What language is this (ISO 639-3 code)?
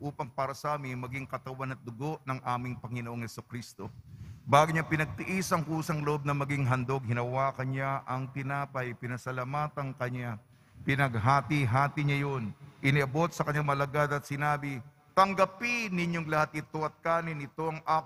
fil